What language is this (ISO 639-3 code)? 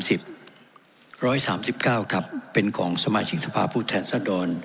tha